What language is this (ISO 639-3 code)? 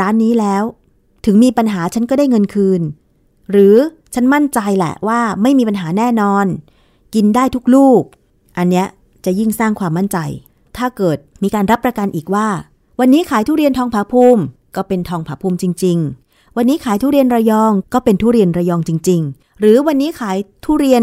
tha